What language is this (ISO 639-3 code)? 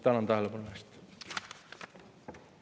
est